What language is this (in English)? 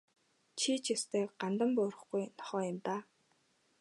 Mongolian